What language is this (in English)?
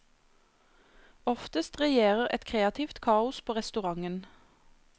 Norwegian